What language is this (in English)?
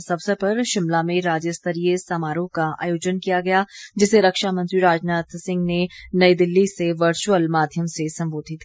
Hindi